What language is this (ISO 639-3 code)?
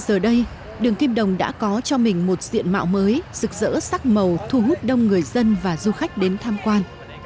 vie